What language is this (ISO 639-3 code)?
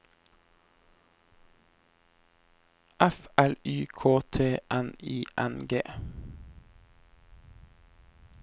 nor